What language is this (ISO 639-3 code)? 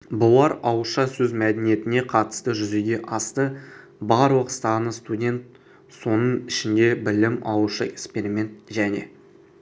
kaz